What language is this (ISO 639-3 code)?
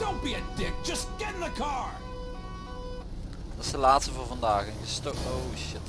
nld